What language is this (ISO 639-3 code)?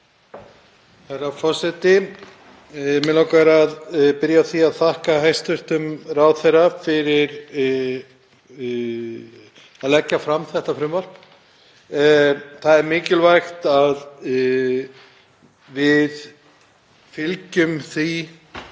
isl